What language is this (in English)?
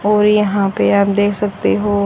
Hindi